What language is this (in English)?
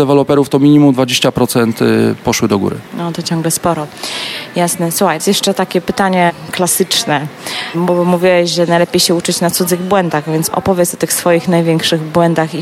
Polish